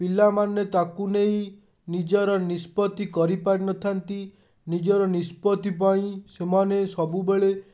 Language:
Odia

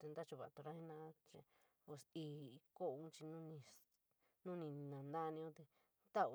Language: San Miguel El Grande Mixtec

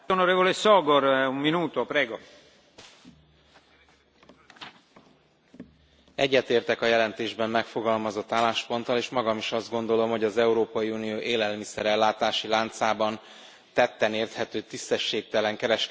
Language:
Hungarian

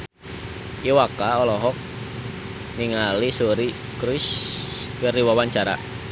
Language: Sundanese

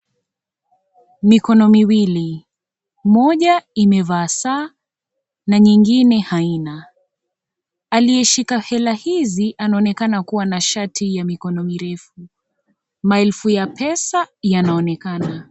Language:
Swahili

